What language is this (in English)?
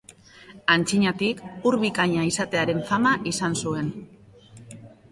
Basque